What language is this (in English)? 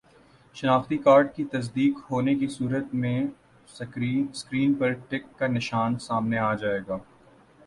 Urdu